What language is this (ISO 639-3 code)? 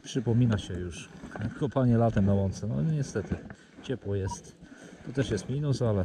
pol